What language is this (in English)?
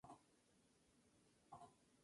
Spanish